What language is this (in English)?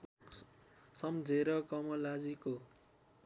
Nepali